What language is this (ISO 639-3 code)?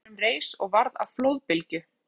isl